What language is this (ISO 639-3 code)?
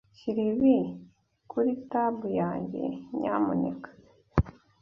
kin